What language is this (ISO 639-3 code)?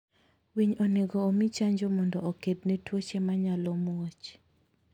luo